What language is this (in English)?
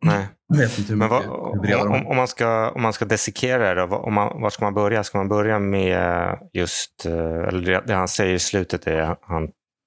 Swedish